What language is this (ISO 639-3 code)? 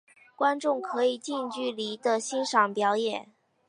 zho